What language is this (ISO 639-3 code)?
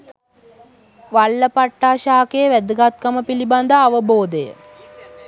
sin